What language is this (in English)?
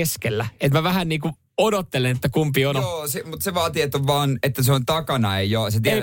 Finnish